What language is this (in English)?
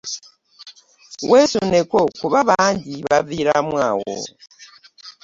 Ganda